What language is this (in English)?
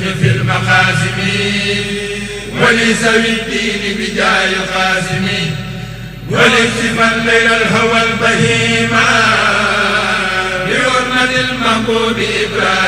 Arabic